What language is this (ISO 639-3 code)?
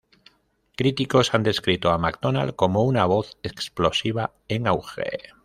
spa